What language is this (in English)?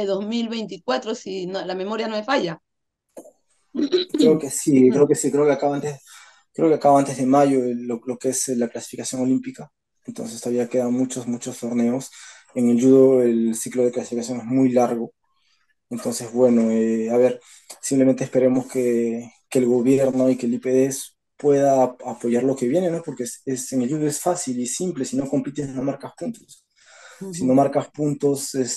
Spanish